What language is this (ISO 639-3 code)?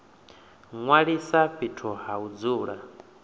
ven